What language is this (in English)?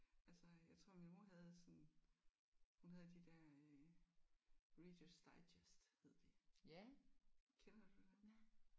Danish